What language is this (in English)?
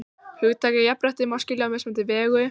Icelandic